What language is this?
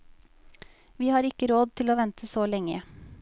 Norwegian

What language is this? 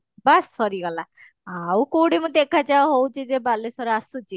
Odia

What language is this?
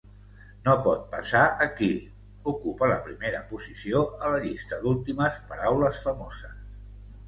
Catalan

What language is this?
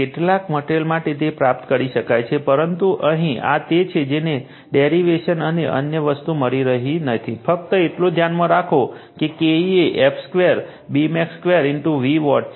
Gujarati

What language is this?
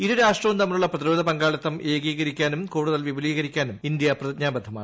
Malayalam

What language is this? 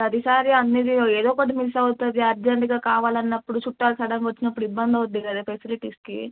Telugu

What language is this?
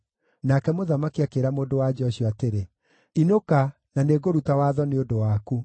Kikuyu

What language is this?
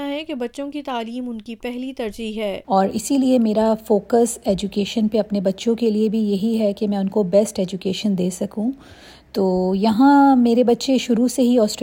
Urdu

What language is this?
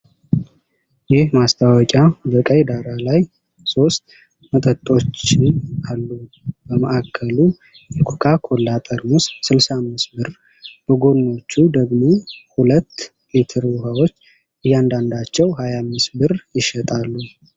Amharic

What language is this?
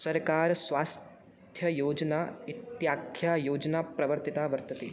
Sanskrit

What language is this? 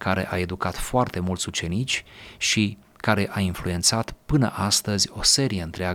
Romanian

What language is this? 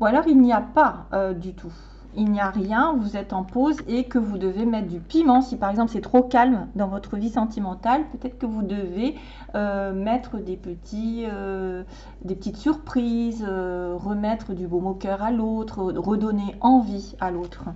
French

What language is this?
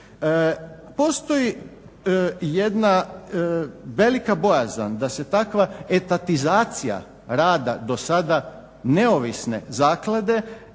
Croatian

